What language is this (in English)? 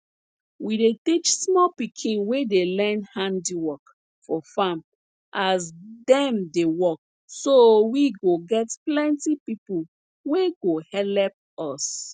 Nigerian Pidgin